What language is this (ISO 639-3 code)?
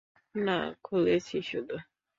ben